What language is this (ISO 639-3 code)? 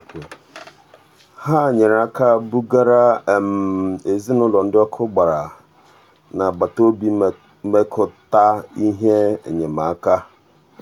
ibo